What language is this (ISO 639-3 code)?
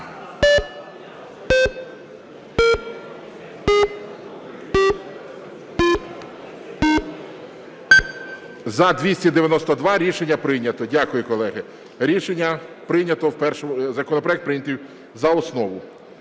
ukr